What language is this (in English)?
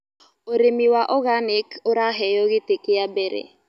Kikuyu